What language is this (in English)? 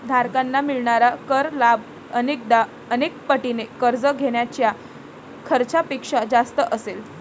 Marathi